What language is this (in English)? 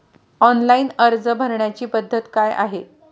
Marathi